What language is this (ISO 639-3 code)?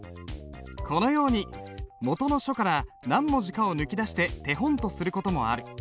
jpn